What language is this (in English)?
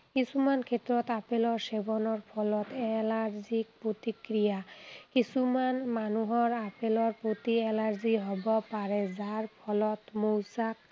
Assamese